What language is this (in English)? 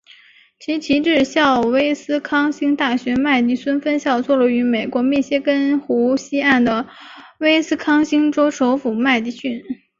Chinese